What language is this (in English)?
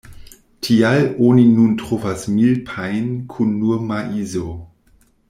Esperanto